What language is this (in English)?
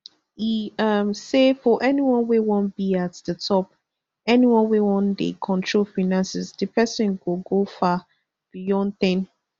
Nigerian Pidgin